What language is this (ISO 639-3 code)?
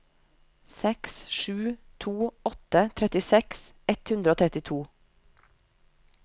nor